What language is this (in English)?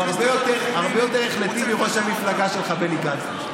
Hebrew